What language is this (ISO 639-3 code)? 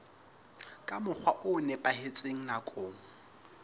sot